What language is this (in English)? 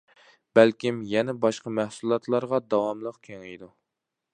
Uyghur